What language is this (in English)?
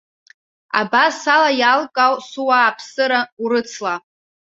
Abkhazian